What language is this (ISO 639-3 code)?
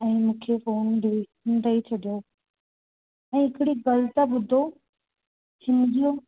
snd